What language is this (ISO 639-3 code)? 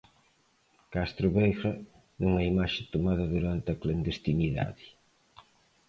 glg